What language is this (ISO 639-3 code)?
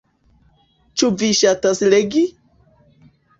epo